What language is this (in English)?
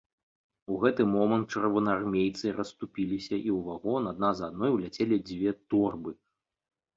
Belarusian